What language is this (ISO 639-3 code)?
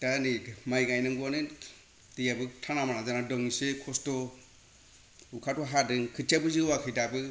brx